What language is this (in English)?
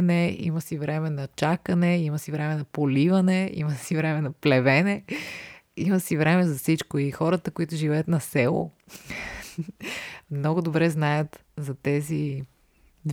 Bulgarian